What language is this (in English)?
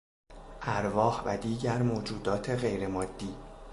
Persian